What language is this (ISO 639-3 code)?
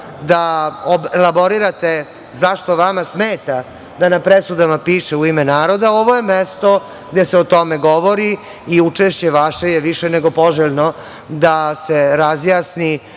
srp